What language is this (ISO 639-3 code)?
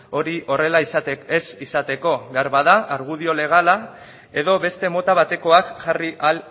eus